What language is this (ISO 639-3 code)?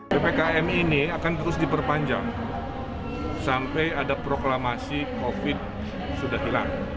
ind